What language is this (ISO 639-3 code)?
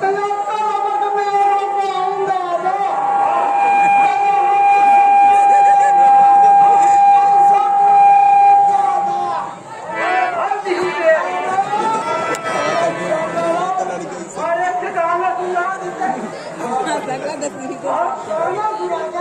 mar